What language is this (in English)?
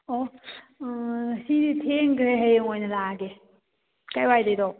Manipuri